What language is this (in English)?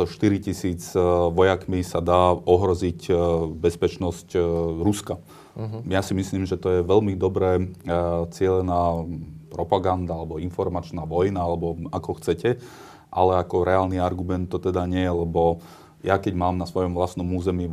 Slovak